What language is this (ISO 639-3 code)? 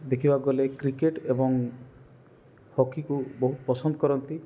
ori